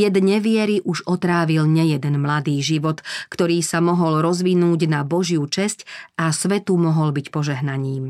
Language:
Slovak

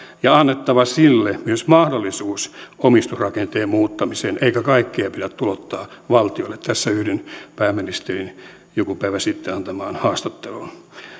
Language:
Finnish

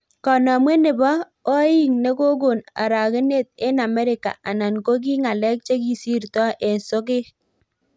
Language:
Kalenjin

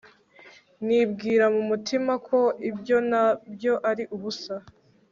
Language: Kinyarwanda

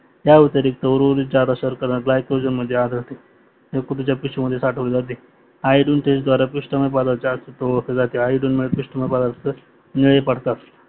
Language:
Marathi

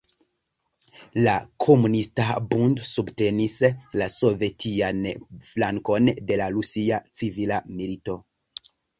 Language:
Esperanto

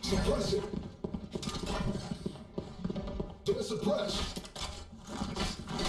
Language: English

